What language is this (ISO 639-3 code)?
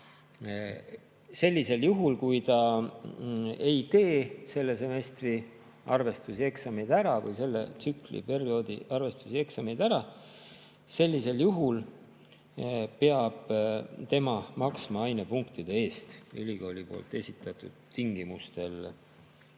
est